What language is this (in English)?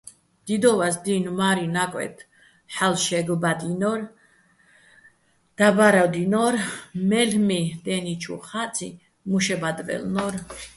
Bats